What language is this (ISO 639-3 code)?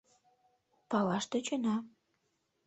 chm